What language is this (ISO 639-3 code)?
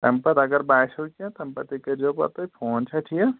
kas